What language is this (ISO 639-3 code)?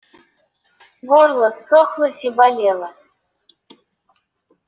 rus